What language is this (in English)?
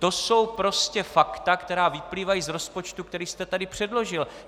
Czech